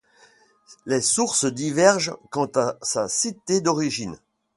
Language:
French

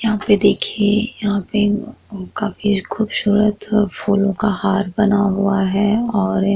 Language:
Hindi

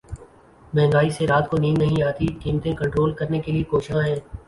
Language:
Urdu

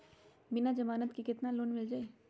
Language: Magahi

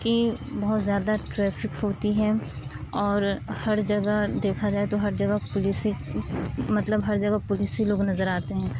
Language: Urdu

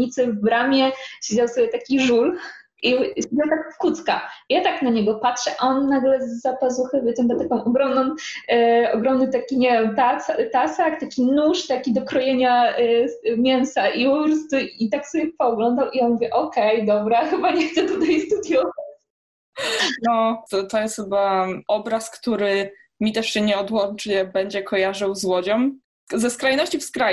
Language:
Polish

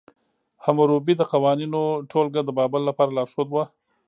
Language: Pashto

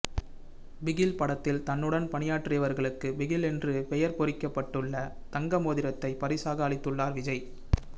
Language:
Tamil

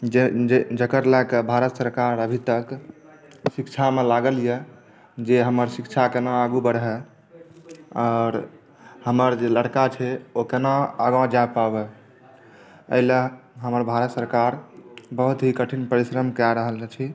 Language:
Maithili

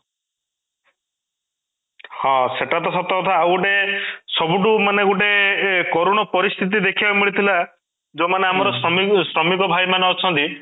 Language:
Odia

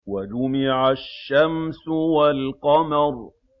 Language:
Arabic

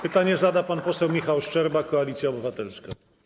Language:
Polish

